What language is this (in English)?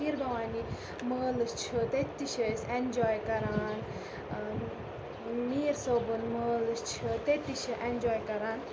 Kashmiri